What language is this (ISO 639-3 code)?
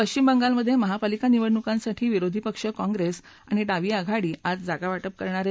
mar